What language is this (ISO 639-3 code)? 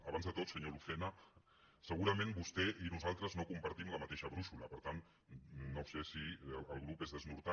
cat